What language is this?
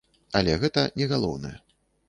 Belarusian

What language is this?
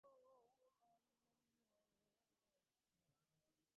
Bangla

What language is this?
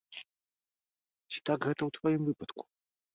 Belarusian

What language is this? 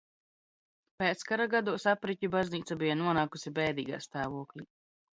Latvian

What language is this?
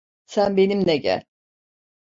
Turkish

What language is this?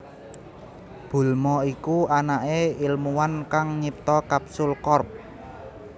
Javanese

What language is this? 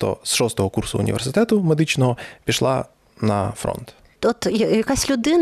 Ukrainian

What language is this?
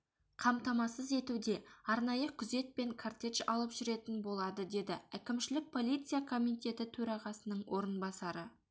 Kazakh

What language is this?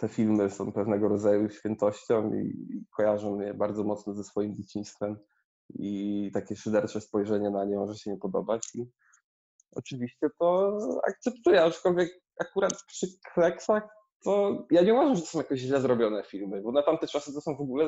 Polish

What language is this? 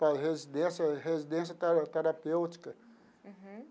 Portuguese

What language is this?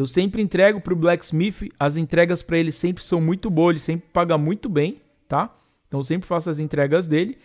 Portuguese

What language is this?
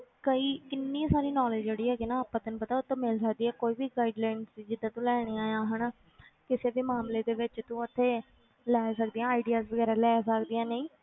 Punjabi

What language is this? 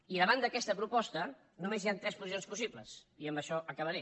Catalan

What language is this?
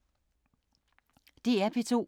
Danish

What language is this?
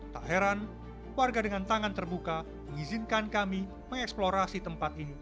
Indonesian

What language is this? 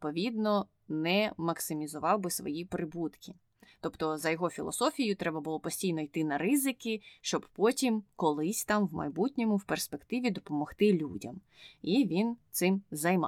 Ukrainian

